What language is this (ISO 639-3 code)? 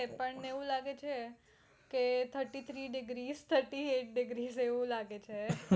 guj